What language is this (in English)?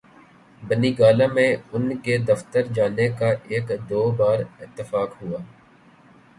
Urdu